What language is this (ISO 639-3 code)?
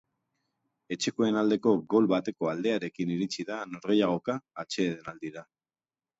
eus